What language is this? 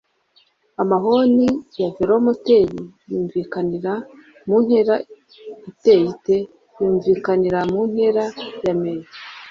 Kinyarwanda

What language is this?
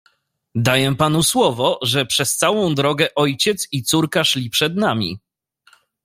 Polish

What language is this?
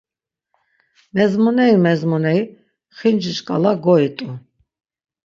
Laz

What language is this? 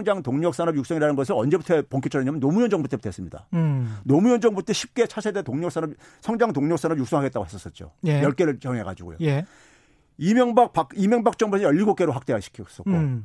Korean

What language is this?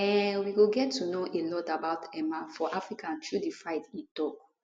Nigerian Pidgin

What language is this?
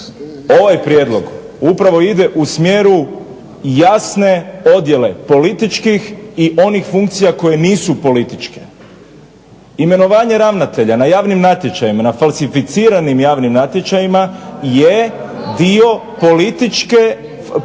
Croatian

